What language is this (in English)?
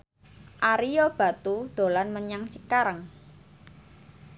Javanese